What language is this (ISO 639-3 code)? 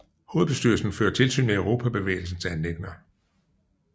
dan